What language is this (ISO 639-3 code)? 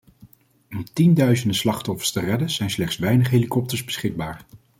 nld